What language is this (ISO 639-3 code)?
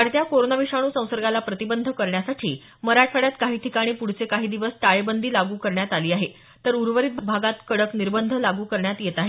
mar